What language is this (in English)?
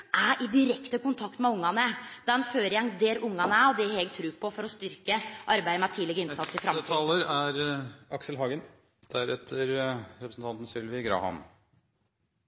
Norwegian